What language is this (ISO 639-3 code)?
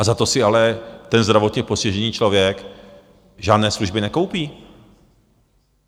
ces